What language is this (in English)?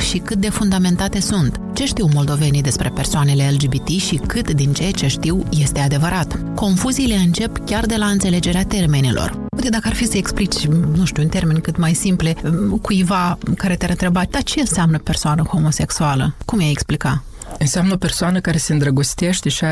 Romanian